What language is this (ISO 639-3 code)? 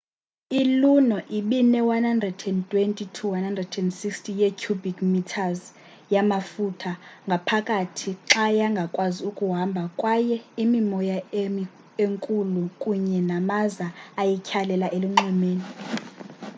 xho